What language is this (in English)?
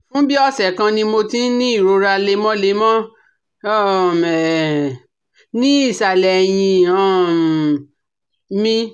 Yoruba